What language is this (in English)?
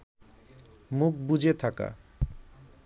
Bangla